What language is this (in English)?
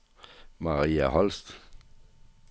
Danish